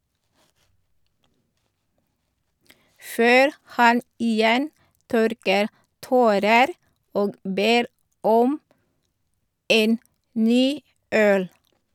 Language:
Norwegian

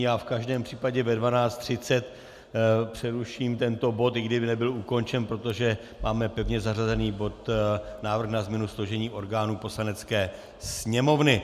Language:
Czech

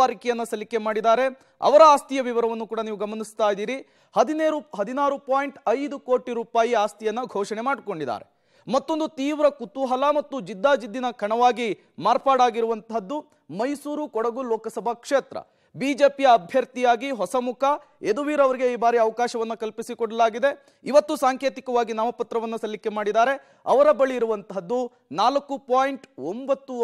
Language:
Kannada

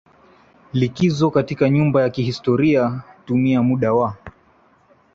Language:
Swahili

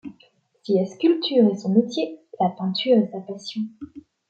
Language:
French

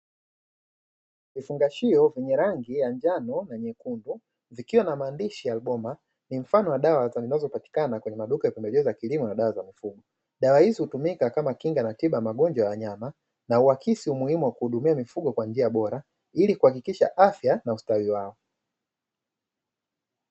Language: Swahili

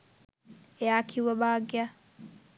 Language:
Sinhala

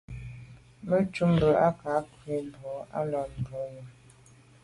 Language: Medumba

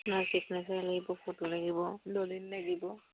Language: Assamese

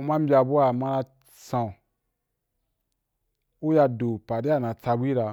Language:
Wapan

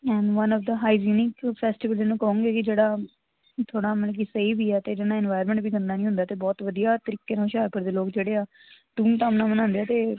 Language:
Punjabi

